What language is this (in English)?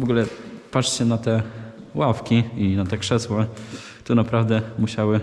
Polish